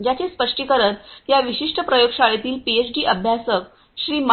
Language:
Marathi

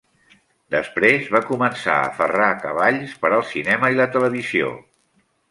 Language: Catalan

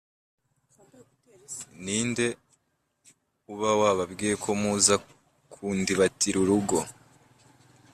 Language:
Kinyarwanda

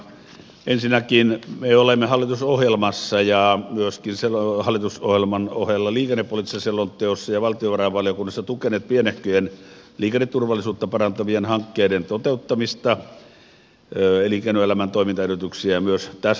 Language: Finnish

